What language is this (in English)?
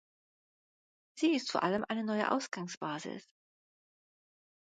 German